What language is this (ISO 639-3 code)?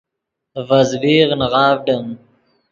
ydg